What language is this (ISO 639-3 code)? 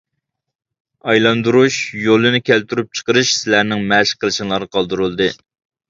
uig